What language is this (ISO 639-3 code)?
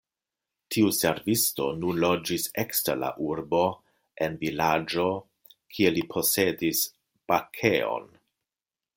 epo